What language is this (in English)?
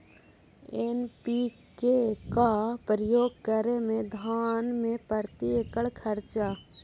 Magahi